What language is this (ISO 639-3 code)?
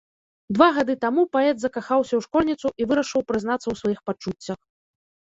bel